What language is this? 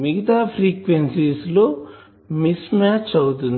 Telugu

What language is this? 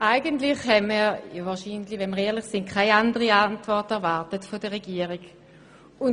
Swiss German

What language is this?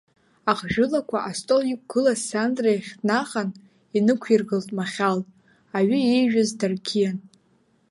Abkhazian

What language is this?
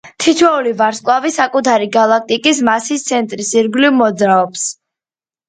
Georgian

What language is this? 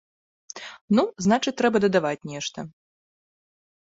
Belarusian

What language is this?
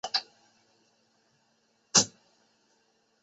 Chinese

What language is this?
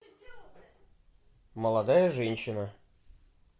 Russian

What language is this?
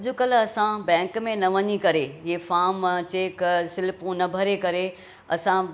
Sindhi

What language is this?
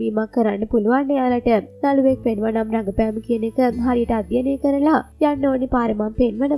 Hindi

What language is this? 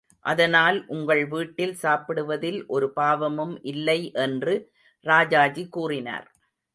Tamil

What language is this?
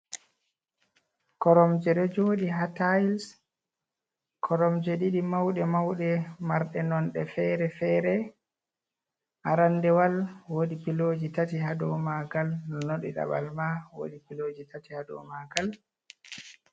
Fula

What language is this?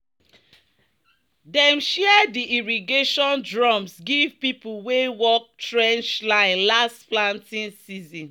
Nigerian Pidgin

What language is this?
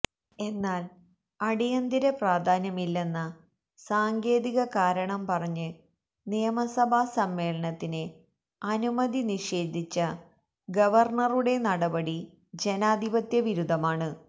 Malayalam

